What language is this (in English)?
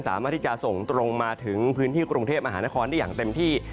Thai